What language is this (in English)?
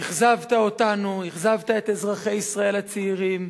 Hebrew